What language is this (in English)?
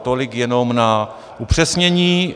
Czech